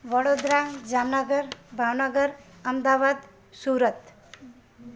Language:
Sindhi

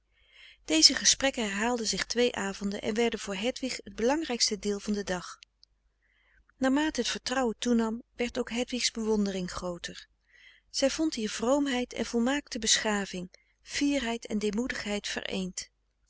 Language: Dutch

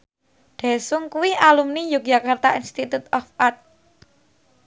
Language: Javanese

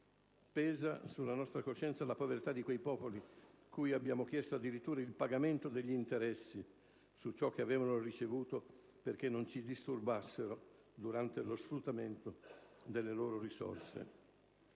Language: Italian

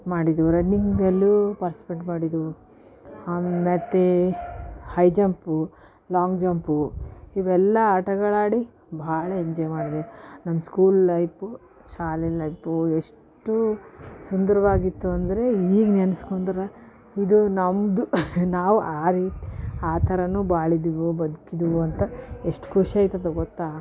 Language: Kannada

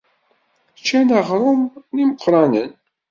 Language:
Kabyle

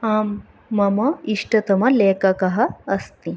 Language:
Sanskrit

